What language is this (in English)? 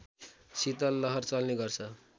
Nepali